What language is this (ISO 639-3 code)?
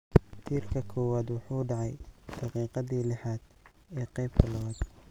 som